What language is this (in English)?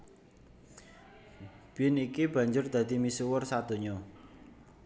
Javanese